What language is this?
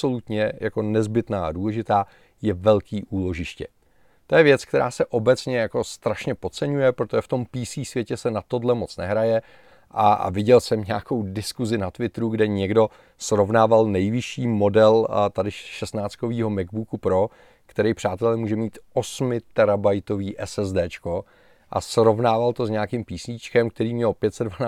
Czech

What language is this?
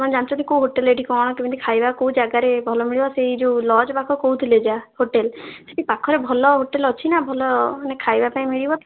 Odia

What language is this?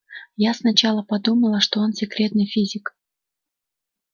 Russian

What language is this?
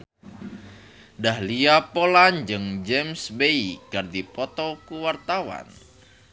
Sundanese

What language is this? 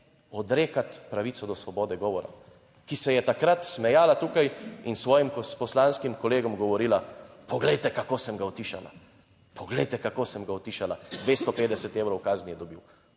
Slovenian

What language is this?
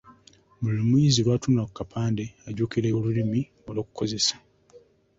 Ganda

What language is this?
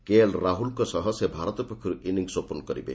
Odia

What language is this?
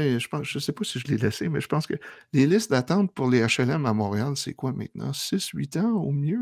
French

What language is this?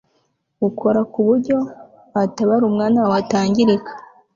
Kinyarwanda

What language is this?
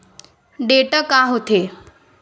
Chhattisgarhi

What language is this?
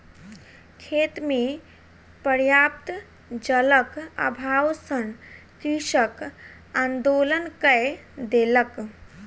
Maithili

